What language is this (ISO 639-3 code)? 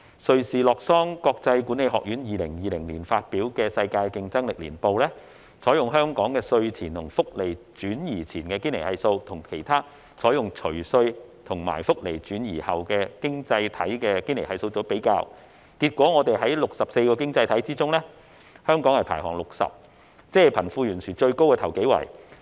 yue